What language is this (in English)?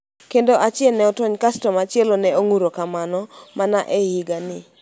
Luo (Kenya and Tanzania)